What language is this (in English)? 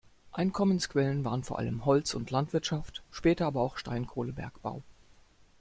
German